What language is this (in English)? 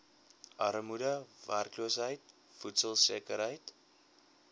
Afrikaans